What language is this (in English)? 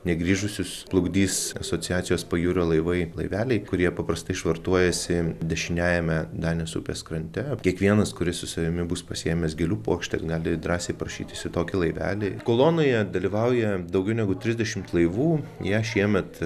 Lithuanian